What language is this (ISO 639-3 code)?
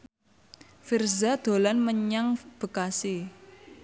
jav